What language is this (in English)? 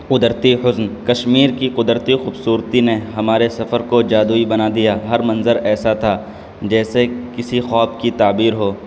Urdu